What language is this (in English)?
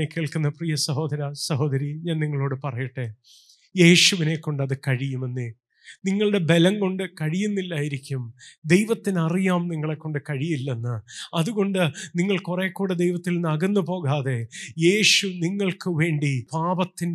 Malayalam